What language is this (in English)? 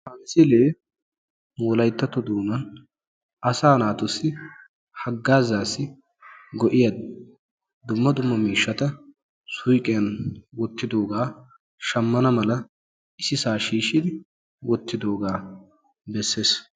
Wolaytta